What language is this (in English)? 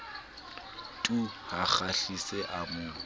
Southern Sotho